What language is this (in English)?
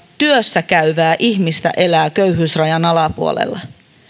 Finnish